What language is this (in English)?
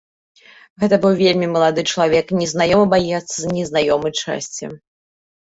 Belarusian